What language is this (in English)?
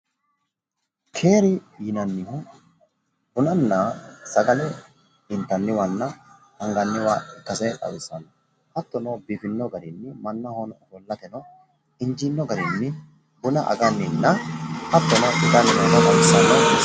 Sidamo